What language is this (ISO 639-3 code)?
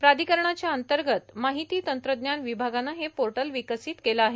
mar